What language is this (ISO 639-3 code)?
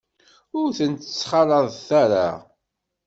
kab